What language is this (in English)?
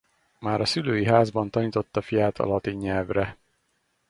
Hungarian